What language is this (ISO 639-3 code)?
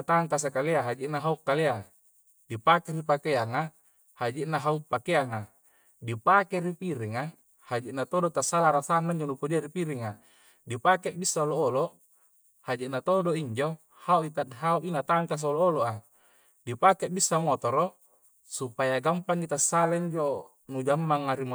kjc